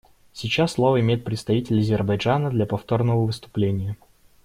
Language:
Russian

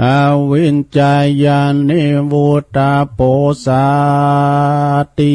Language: Thai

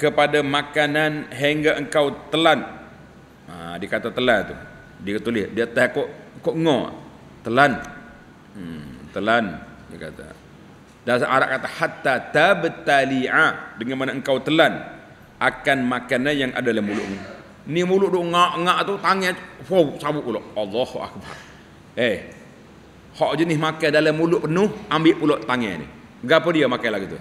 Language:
Malay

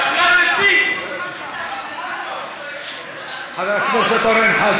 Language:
Hebrew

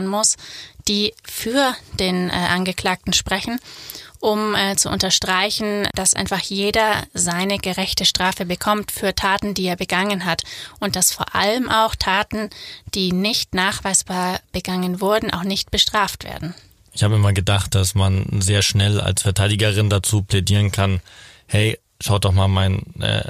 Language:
German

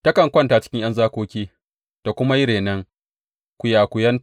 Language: Hausa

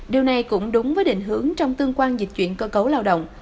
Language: Vietnamese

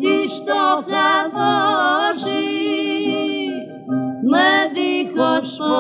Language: Indonesian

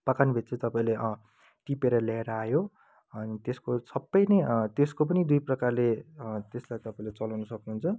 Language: Nepali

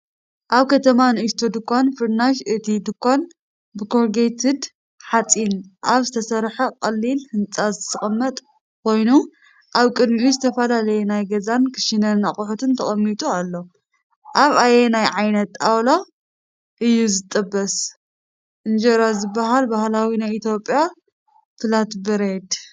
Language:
Tigrinya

